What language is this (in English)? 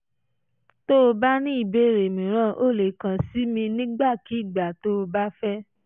Yoruba